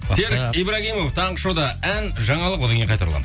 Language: Kazakh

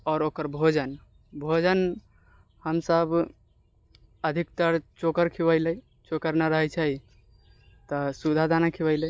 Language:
Maithili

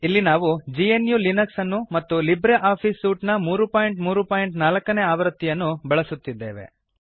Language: Kannada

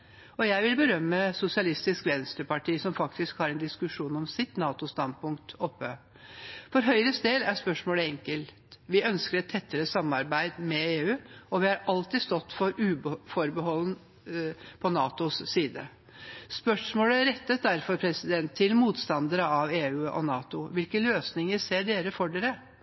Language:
Norwegian Bokmål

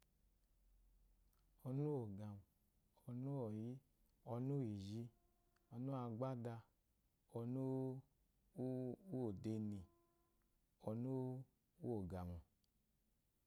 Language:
Eloyi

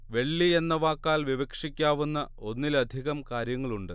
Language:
Malayalam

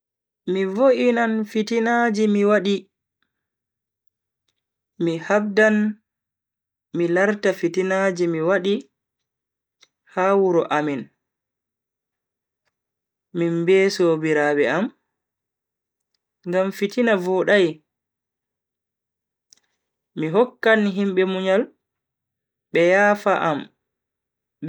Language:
Bagirmi Fulfulde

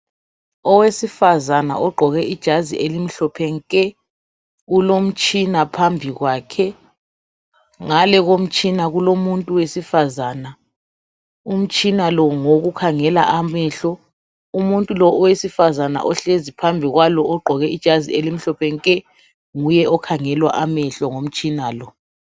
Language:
North Ndebele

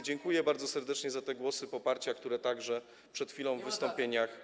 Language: Polish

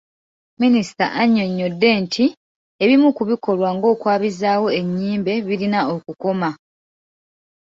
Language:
Ganda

